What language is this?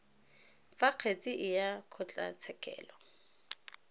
Tswana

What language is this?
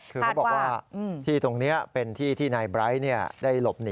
Thai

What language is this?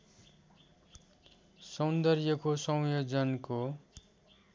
Nepali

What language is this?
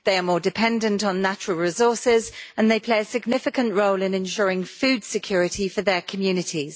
English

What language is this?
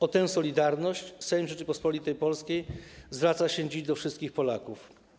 Polish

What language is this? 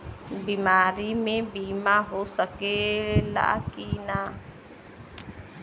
Bhojpuri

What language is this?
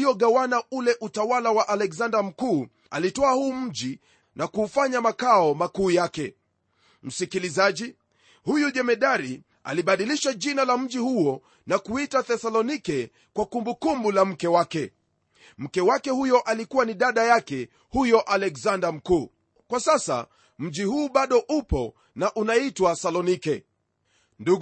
Swahili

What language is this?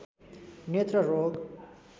Nepali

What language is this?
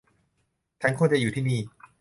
Thai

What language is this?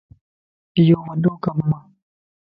Lasi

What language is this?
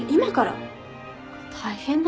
Japanese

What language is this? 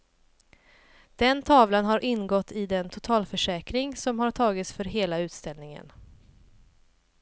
Swedish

